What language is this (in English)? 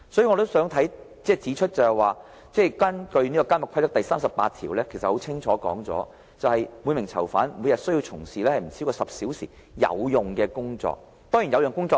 Cantonese